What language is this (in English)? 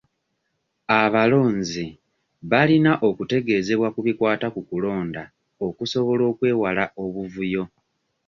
Ganda